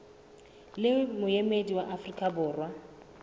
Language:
Southern Sotho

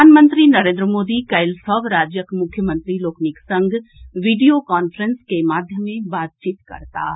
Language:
Maithili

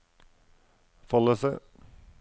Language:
Norwegian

